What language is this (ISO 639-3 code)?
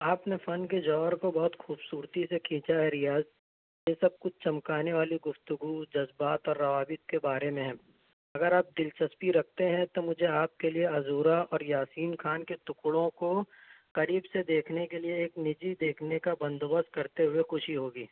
urd